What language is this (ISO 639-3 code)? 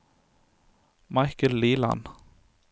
nor